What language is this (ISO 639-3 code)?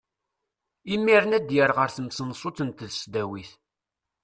kab